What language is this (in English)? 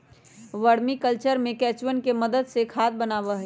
Magahi